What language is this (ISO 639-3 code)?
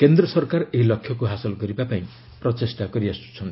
ori